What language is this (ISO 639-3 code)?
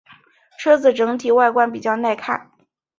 zho